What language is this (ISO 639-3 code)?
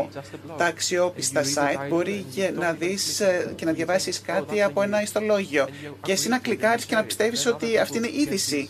ell